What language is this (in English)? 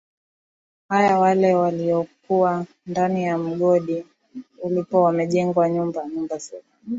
Swahili